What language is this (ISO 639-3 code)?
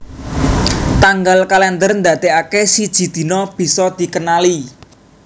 jav